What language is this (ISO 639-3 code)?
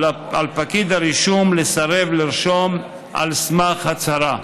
heb